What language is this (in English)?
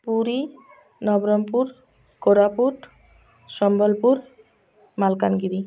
Odia